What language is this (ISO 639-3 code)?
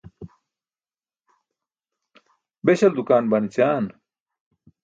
bsk